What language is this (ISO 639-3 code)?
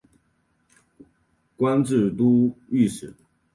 zho